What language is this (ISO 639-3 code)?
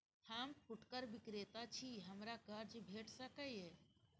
mai